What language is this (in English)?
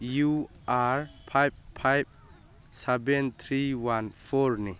Manipuri